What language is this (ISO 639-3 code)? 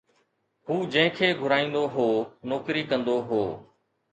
snd